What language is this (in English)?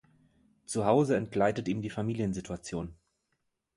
German